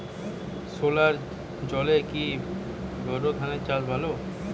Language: Bangla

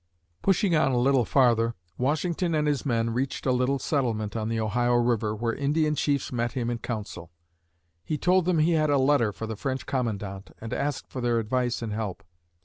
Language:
English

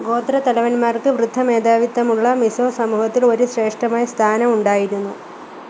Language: Malayalam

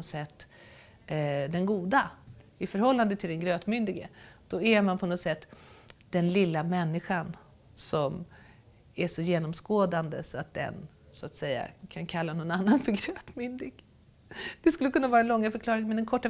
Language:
Swedish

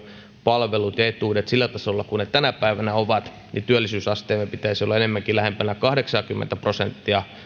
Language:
Finnish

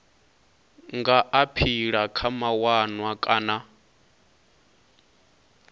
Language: Venda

